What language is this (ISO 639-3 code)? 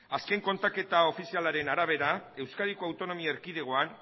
eus